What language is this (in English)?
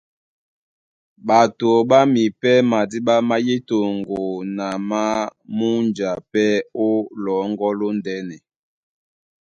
Duala